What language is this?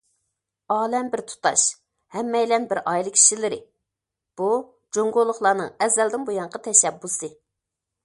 Uyghur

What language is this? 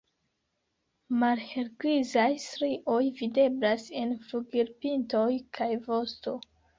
Esperanto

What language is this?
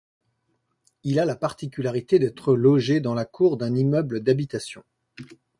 French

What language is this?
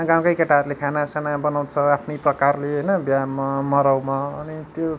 Nepali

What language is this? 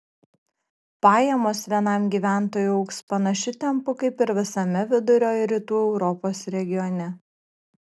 Lithuanian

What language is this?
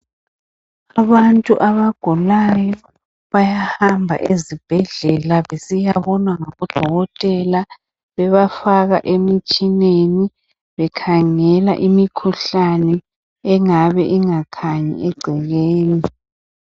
North Ndebele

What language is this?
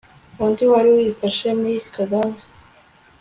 Kinyarwanda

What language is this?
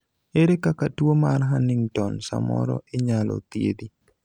Luo (Kenya and Tanzania)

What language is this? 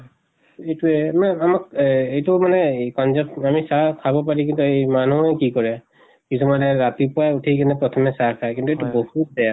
Assamese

